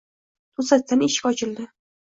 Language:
Uzbek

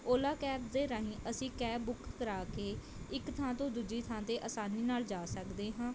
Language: Punjabi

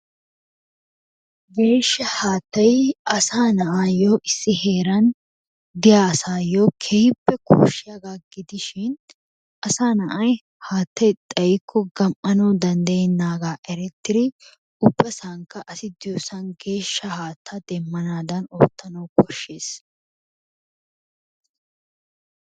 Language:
Wolaytta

